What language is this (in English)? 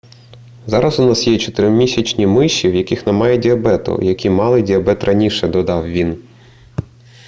Ukrainian